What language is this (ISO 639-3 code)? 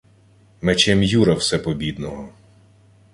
ukr